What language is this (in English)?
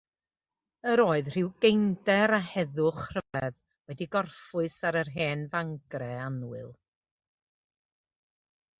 Welsh